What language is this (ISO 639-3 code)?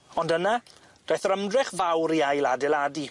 cym